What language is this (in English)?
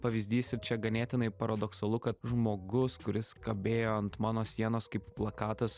Lithuanian